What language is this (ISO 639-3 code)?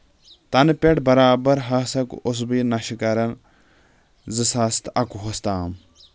kas